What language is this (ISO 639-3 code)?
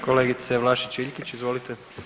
hrv